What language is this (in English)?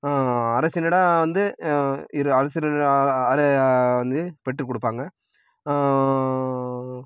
Tamil